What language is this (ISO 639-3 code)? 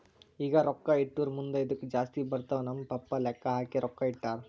kan